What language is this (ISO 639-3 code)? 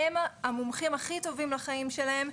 heb